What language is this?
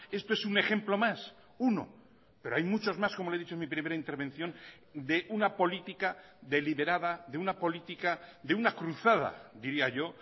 Spanish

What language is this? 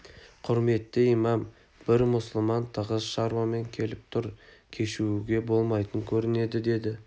Kazakh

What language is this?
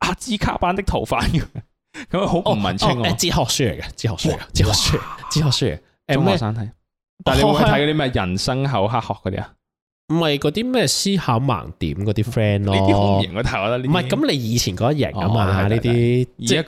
Chinese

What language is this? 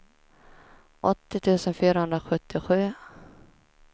Swedish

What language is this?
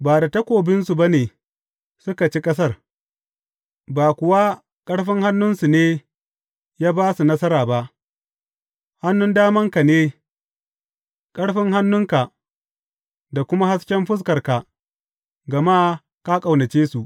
Hausa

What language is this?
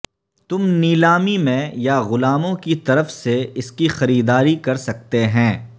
Urdu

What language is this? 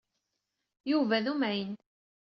Kabyle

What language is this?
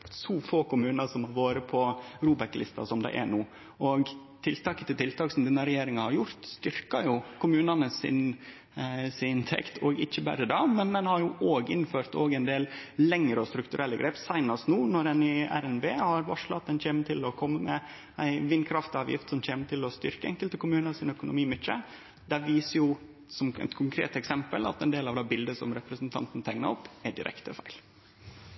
Norwegian Nynorsk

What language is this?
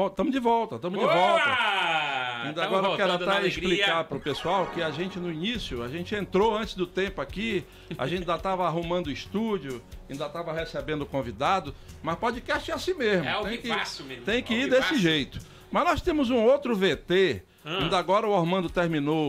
Portuguese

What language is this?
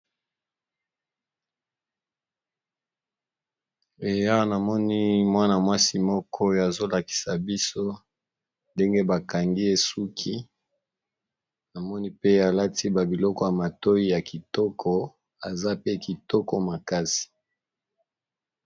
Lingala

